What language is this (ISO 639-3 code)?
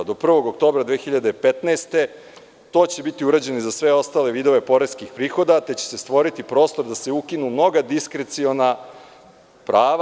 srp